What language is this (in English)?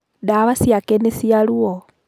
Kikuyu